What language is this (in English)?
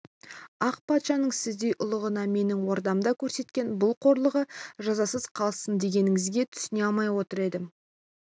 Kazakh